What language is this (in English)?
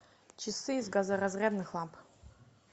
Russian